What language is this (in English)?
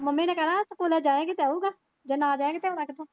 Punjabi